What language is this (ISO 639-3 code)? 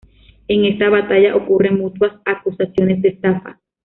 spa